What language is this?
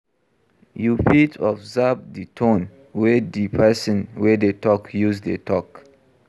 Nigerian Pidgin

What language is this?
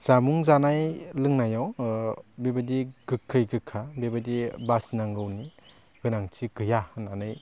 Bodo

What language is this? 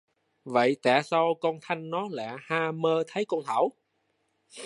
Vietnamese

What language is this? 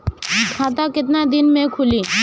Bhojpuri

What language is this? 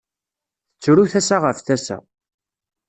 Kabyle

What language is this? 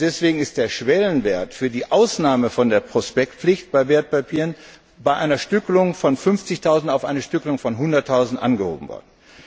German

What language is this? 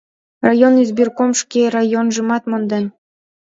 Mari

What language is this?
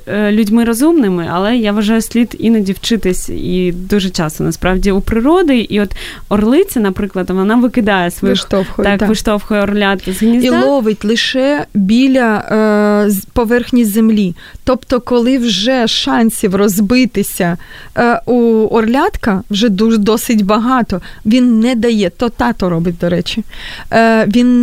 Ukrainian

